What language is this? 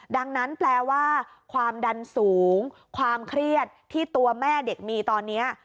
Thai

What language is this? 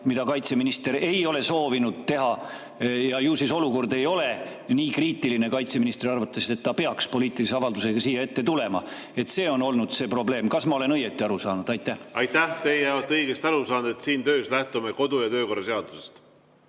Estonian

